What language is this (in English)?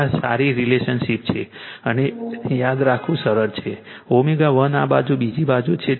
Gujarati